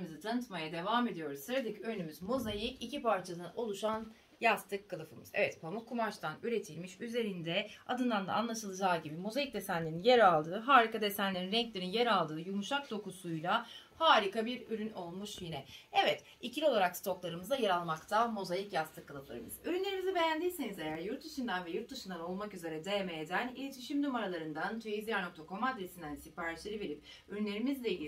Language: Turkish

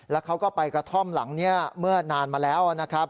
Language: Thai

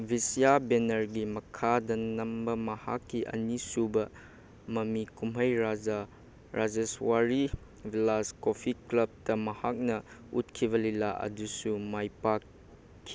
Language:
Manipuri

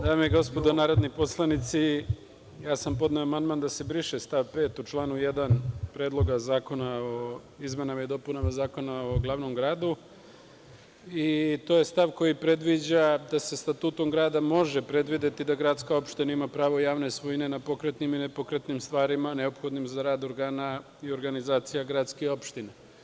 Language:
Serbian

